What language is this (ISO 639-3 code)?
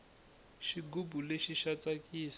tso